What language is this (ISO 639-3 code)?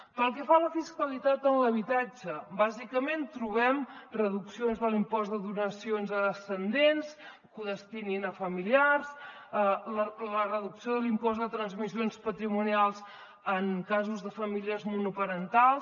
cat